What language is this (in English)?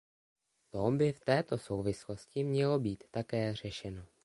Czech